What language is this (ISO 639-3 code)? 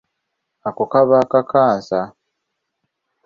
lug